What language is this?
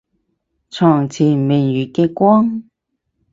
Cantonese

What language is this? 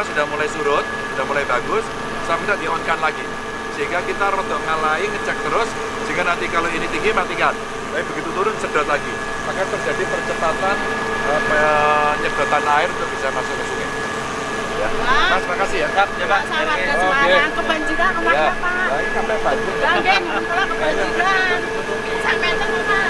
Indonesian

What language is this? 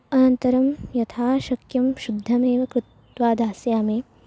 Sanskrit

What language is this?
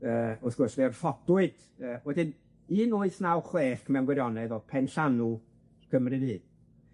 Welsh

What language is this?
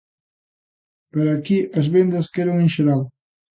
Galician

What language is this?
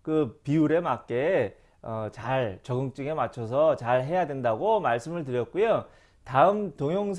Korean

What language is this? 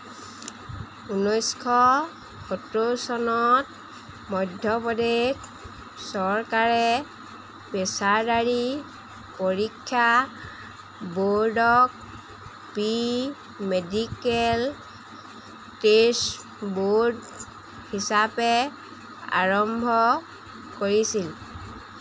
Assamese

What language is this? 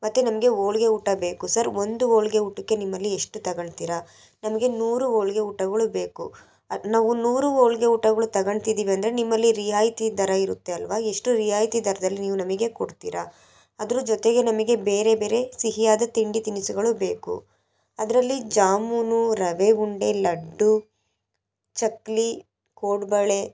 Kannada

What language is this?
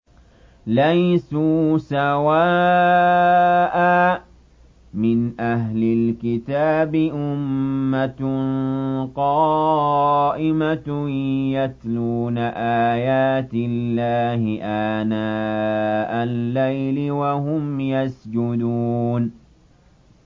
Arabic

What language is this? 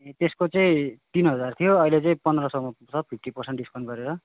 Nepali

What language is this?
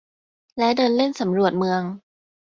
Thai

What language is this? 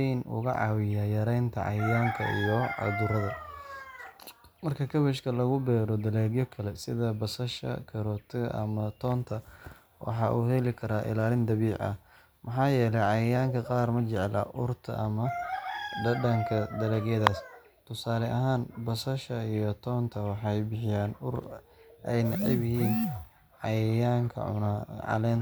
Somali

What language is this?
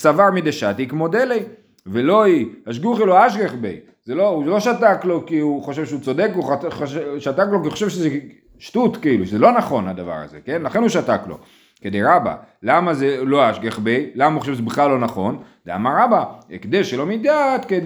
Hebrew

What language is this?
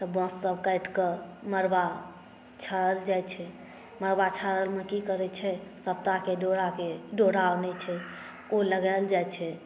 Maithili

